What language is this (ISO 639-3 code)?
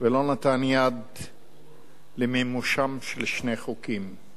heb